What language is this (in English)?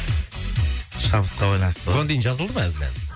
Kazakh